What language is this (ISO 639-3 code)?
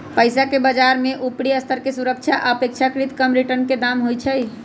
mag